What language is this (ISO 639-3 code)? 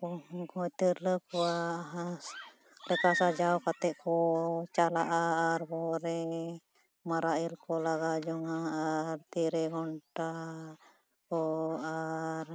sat